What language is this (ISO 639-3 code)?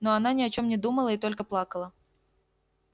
rus